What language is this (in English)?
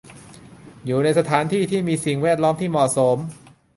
Thai